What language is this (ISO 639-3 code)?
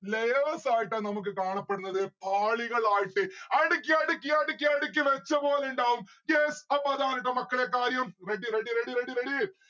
mal